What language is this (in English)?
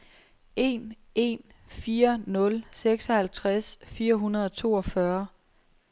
Danish